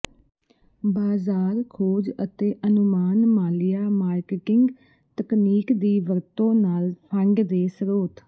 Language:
Punjabi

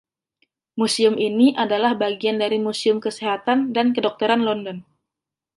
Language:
Indonesian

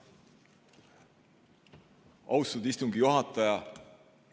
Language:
Estonian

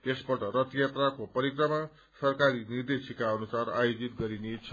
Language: Nepali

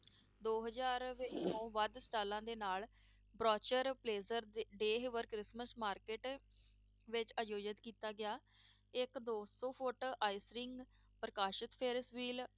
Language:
Punjabi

